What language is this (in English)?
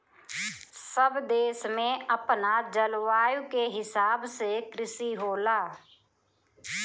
Bhojpuri